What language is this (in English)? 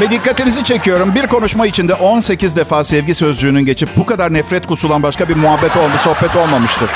Turkish